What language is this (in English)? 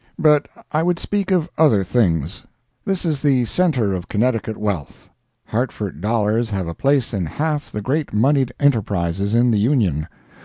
English